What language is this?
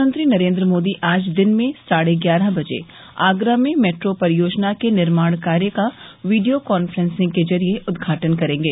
Hindi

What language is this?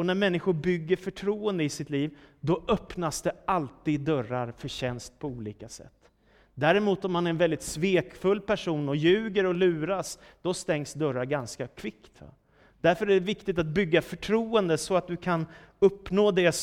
Swedish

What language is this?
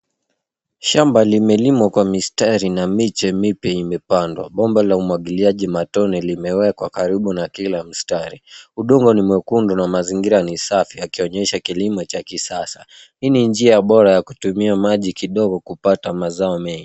Swahili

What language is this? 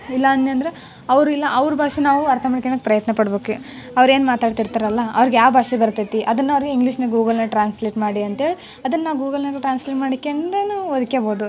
Kannada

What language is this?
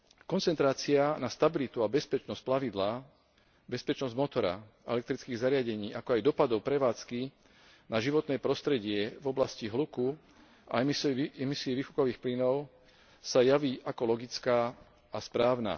Slovak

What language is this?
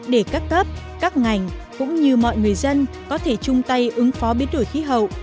Vietnamese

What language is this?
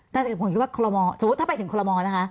Thai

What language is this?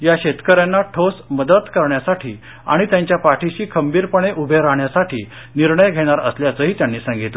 Marathi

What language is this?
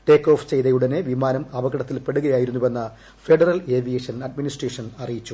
Malayalam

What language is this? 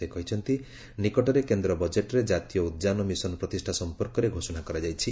Odia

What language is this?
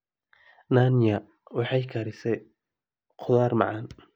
Somali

